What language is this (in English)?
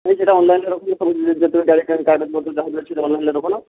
Odia